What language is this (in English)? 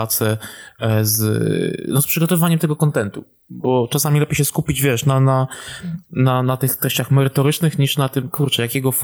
Polish